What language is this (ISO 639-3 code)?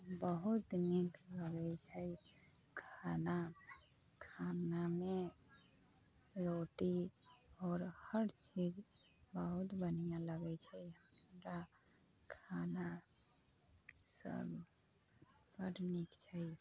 mai